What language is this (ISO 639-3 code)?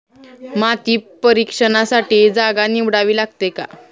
mar